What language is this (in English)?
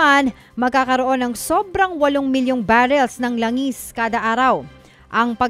Filipino